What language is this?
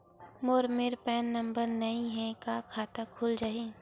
Chhattisgarhi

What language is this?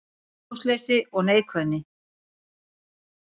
Icelandic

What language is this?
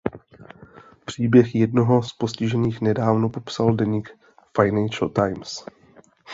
Czech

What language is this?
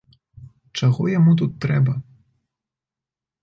Belarusian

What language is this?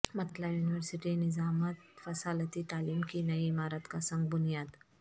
Urdu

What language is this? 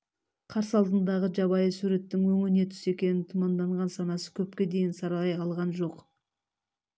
Kazakh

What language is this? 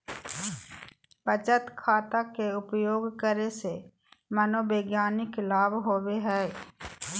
Magahi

